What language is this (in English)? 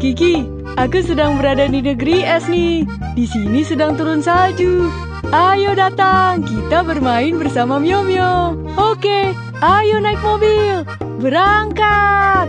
Indonesian